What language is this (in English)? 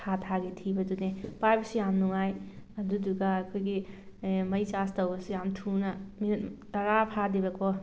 Manipuri